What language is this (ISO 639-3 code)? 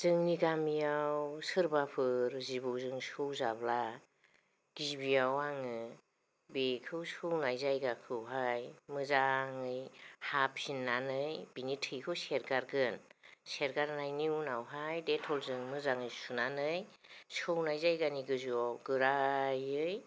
brx